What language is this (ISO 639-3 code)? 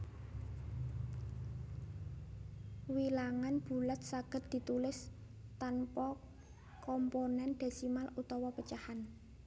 jav